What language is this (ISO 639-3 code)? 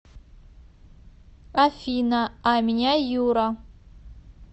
rus